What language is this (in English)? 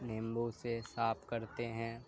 Urdu